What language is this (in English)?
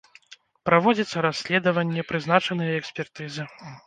Belarusian